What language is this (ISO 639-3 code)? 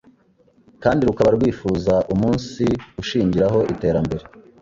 kin